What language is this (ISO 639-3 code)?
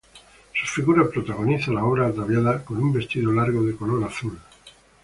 spa